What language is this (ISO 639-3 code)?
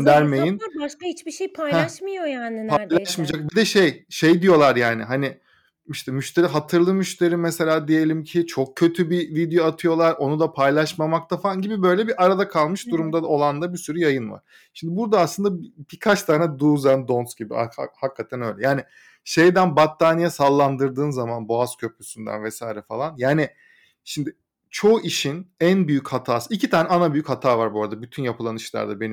tur